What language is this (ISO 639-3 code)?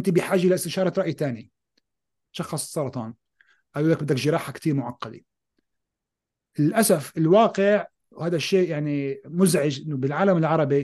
ara